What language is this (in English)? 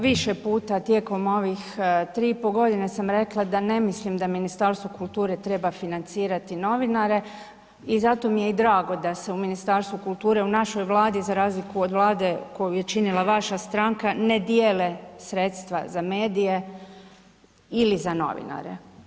Croatian